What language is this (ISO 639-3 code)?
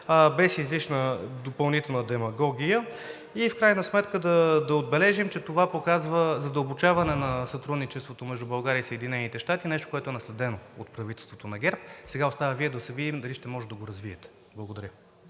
bul